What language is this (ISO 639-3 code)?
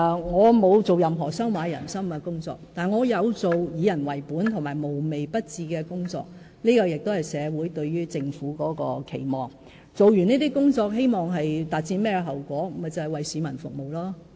yue